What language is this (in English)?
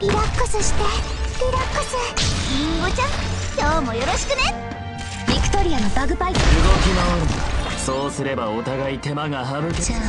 Japanese